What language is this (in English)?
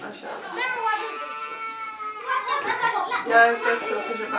Wolof